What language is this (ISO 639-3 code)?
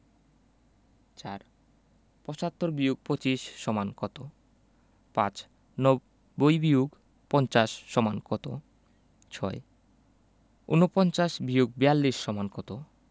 ben